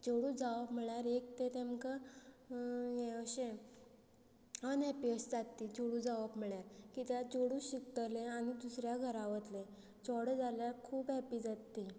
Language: Konkani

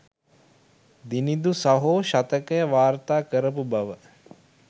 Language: Sinhala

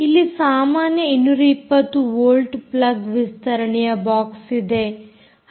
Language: Kannada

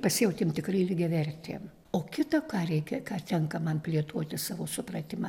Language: Lithuanian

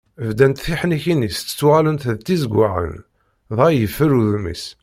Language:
Kabyle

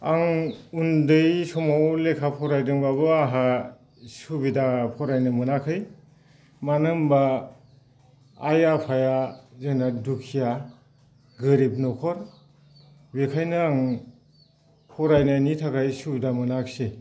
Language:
Bodo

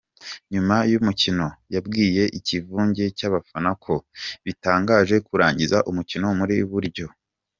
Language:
Kinyarwanda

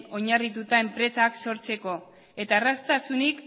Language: Basque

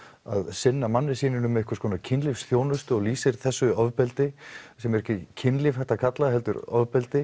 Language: Icelandic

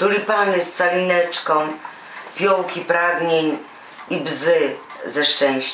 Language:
Polish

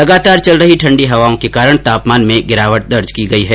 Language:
Hindi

